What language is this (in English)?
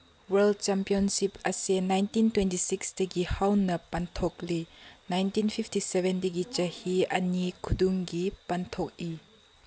Manipuri